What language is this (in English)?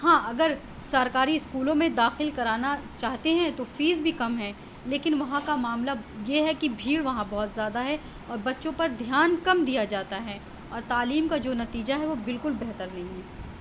Urdu